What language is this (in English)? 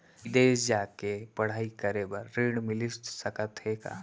Chhattisgarhi